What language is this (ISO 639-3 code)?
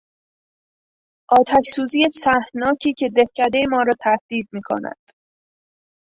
fas